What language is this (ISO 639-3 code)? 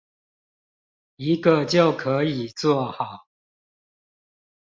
zho